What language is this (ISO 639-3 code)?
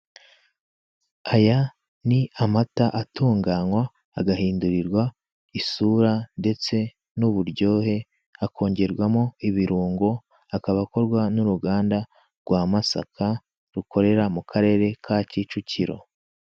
kin